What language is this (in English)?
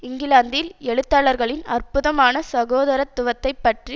Tamil